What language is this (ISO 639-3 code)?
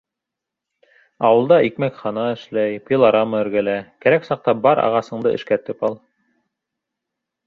bak